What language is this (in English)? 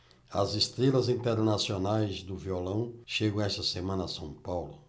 Portuguese